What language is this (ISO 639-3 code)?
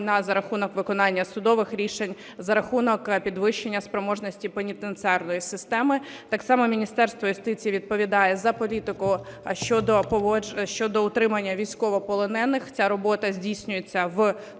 ukr